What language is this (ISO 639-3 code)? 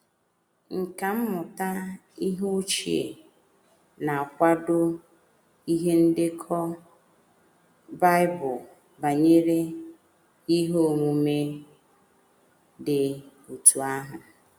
ibo